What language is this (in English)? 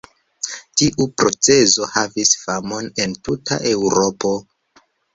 Esperanto